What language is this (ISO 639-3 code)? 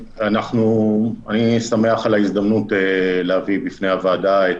heb